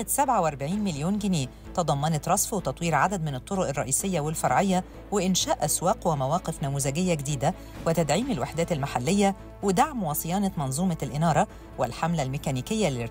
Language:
Arabic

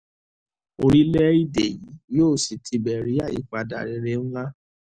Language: Yoruba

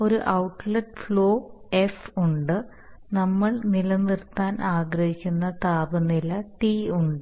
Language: Malayalam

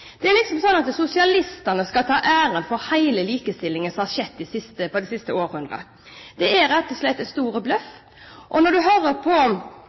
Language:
Norwegian Bokmål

